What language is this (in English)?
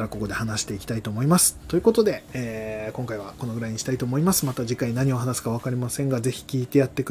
Japanese